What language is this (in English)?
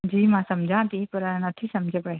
Sindhi